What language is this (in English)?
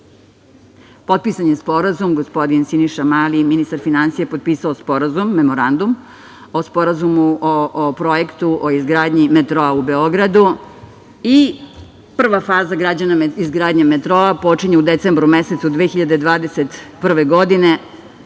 Serbian